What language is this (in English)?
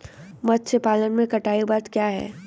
Hindi